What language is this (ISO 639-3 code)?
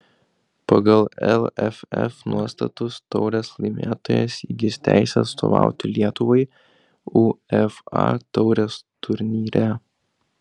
lit